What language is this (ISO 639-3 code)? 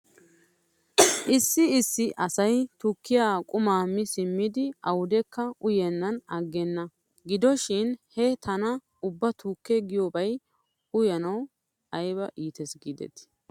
wal